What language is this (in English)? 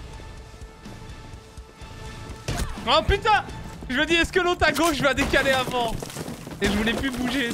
French